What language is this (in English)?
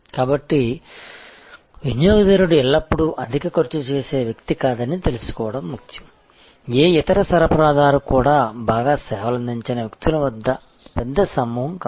Telugu